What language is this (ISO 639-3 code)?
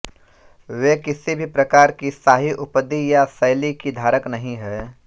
hin